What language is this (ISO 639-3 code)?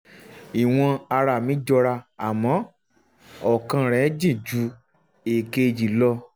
yor